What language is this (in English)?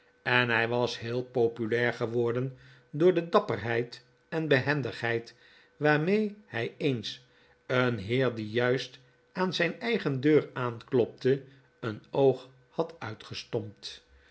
Dutch